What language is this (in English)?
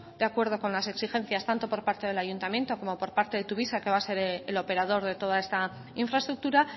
Spanish